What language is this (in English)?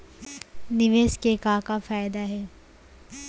Chhattisgarhi